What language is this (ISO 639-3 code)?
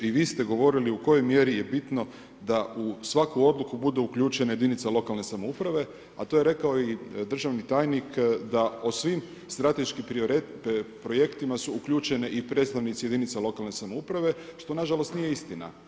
hrv